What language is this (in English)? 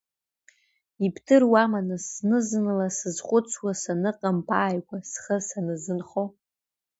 Abkhazian